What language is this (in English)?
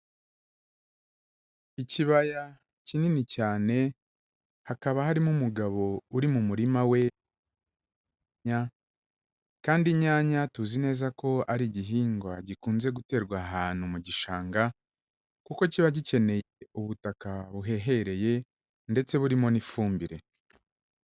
Kinyarwanda